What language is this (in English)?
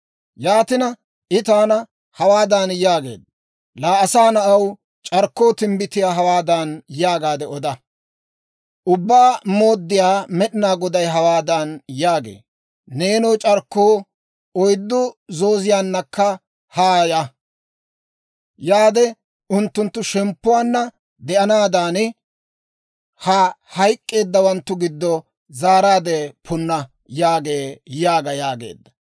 Dawro